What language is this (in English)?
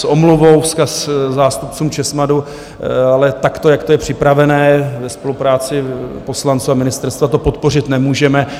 Czech